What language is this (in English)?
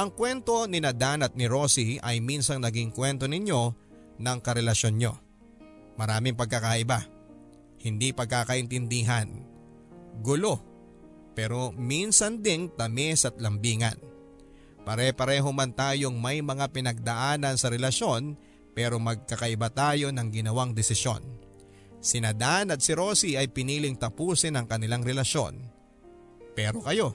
Filipino